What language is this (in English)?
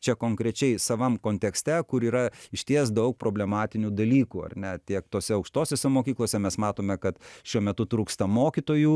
Lithuanian